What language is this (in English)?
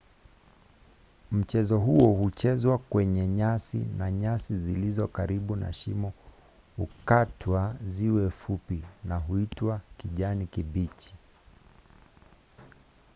Swahili